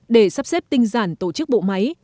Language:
Vietnamese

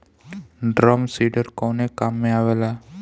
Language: Bhojpuri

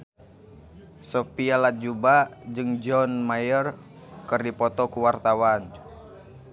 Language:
Sundanese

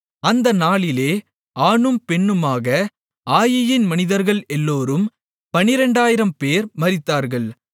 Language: Tamil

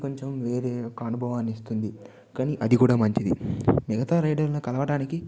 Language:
Telugu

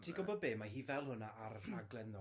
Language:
Welsh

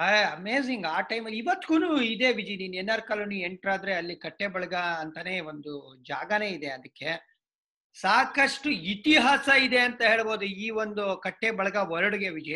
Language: Kannada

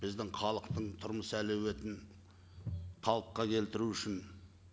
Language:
Kazakh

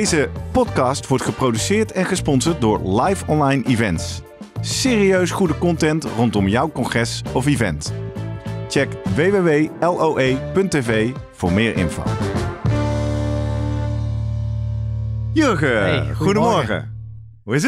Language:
Dutch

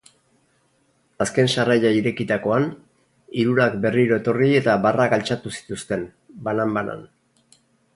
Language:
Basque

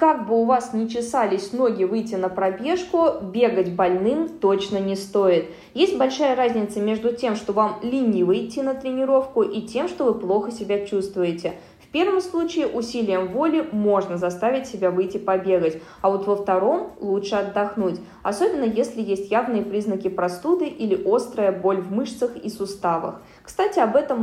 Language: Russian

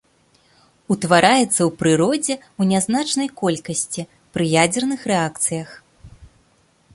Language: Belarusian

